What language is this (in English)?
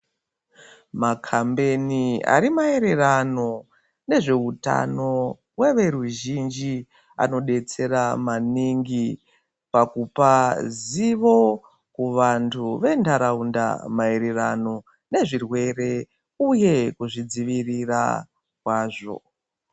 Ndau